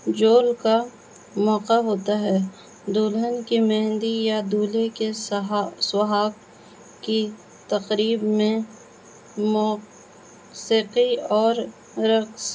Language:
Urdu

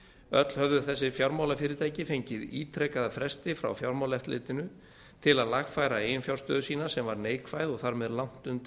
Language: Icelandic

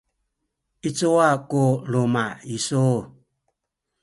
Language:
Sakizaya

